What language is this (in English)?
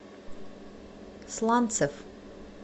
Russian